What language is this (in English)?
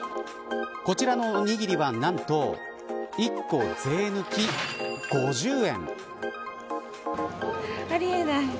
Japanese